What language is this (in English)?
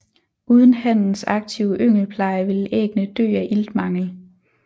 Danish